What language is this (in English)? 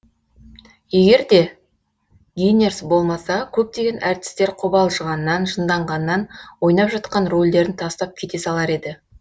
Kazakh